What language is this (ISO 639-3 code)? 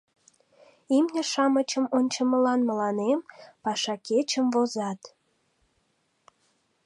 chm